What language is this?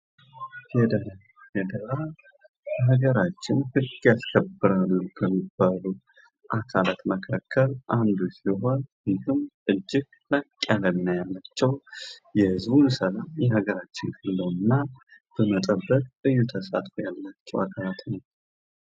Amharic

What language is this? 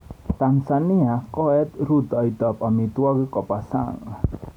Kalenjin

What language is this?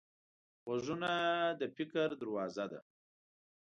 Pashto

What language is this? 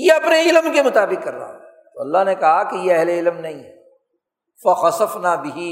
Urdu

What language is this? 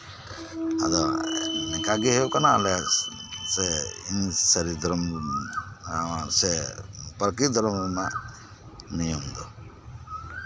Santali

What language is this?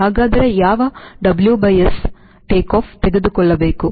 Kannada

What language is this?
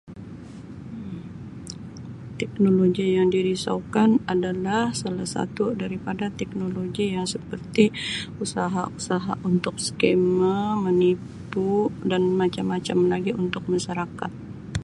Sabah Malay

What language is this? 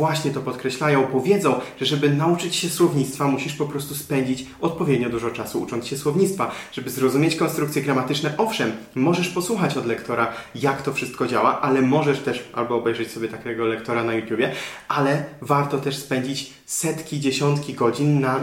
Polish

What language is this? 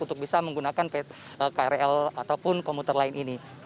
Indonesian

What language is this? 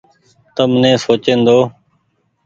Goaria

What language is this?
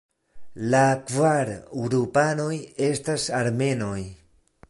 Esperanto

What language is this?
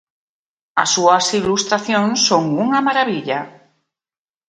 Galician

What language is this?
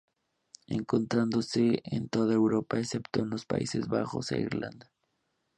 Spanish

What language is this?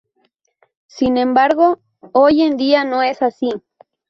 Spanish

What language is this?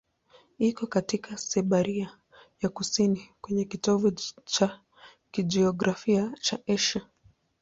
Swahili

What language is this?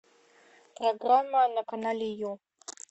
Russian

